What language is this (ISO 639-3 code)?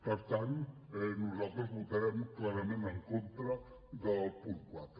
cat